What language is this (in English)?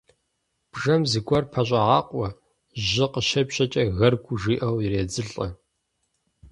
Kabardian